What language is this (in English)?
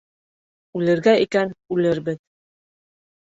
Bashkir